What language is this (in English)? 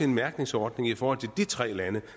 Danish